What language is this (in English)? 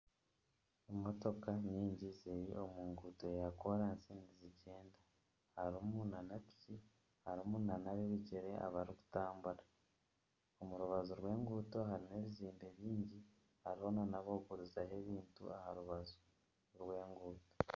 Nyankole